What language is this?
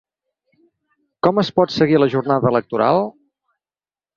Catalan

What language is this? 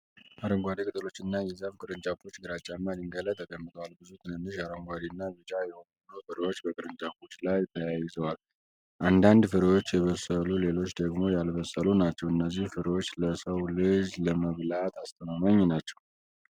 Amharic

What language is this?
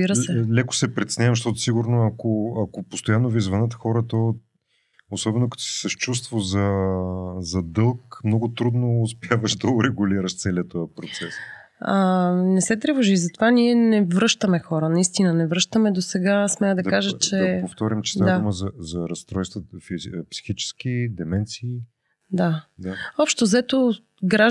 Bulgarian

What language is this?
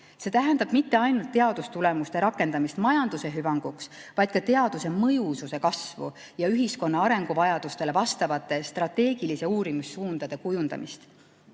Estonian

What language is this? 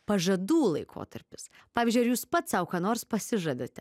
Lithuanian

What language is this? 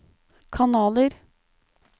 Norwegian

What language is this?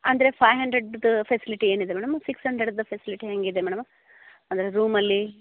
Kannada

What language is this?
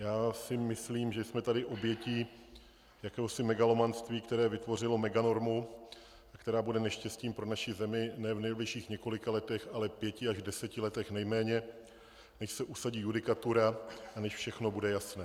Czech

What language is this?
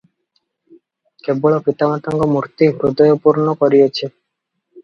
Odia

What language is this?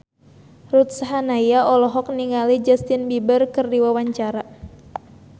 Sundanese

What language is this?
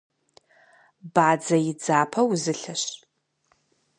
Kabardian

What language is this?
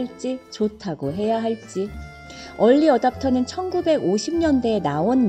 Korean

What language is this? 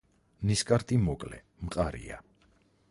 Georgian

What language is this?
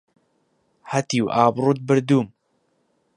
Central Kurdish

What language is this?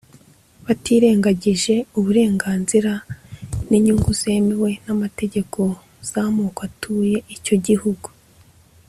Kinyarwanda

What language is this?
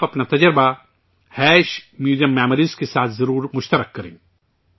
Urdu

